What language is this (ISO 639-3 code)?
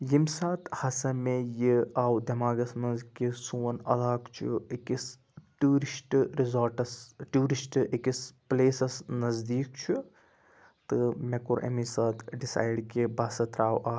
kas